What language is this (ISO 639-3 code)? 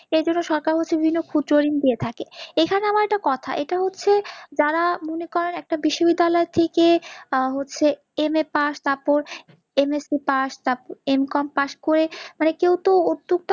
ben